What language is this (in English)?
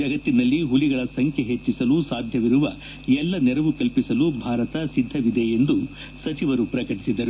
Kannada